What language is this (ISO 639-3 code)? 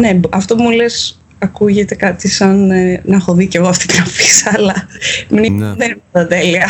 ell